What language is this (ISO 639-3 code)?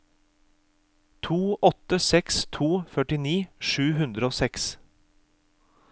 nor